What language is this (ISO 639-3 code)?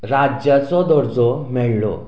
kok